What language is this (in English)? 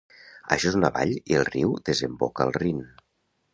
Catalan